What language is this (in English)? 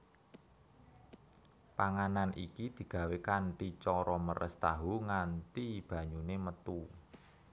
Javanese